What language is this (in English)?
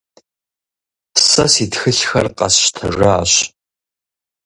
Kabardian